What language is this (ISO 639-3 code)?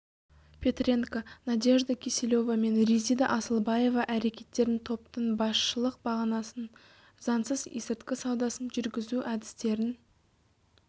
kaz